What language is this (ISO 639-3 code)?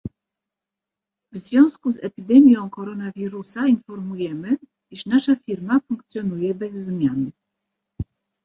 pol